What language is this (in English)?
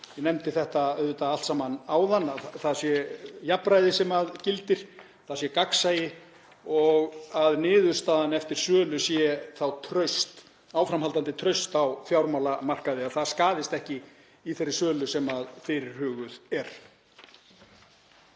Icelandic